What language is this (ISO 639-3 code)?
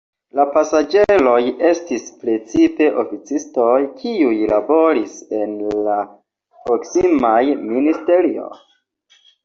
epo